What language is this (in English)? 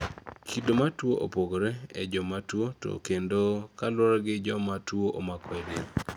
Luo (Kenya and Tanzania)